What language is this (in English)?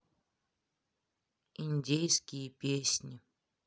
Russian